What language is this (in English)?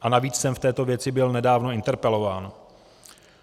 Czech